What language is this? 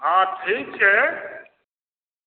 Maithili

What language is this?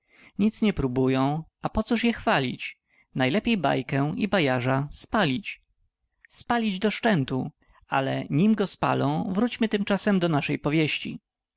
Polish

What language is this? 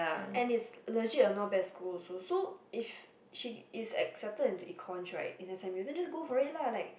English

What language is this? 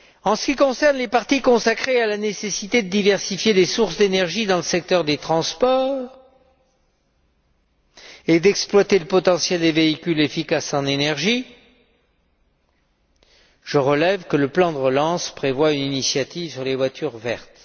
French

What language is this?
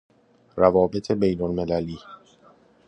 Persian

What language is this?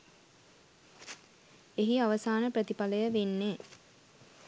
Sinhala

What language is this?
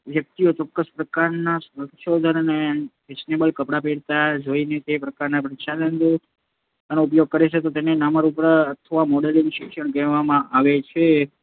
Gujarati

